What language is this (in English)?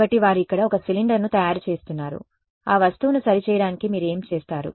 Telugu